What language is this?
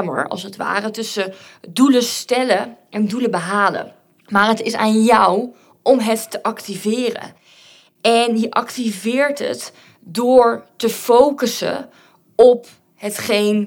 Dutch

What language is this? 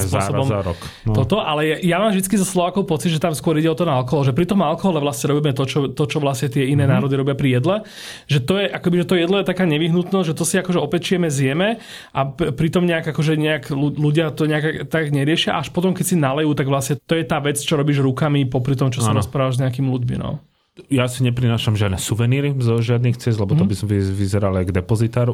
Slovak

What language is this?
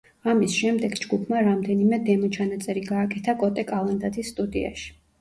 Georgian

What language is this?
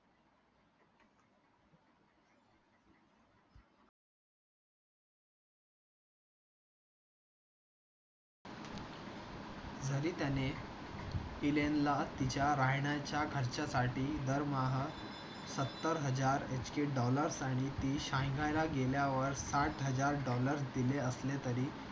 Marathi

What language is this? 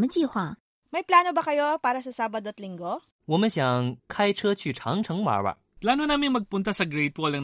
Filipino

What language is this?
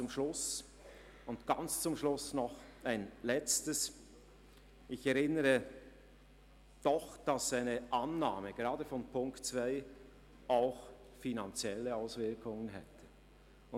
Swiss German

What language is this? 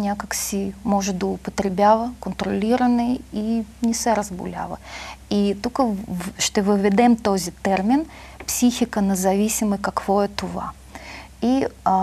Bulgarian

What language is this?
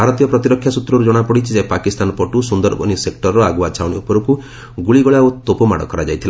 Odia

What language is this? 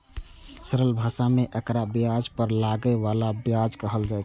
Maithili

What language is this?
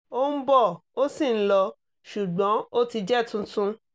Yoruba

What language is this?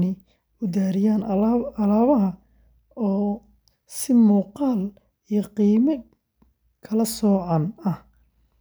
Somali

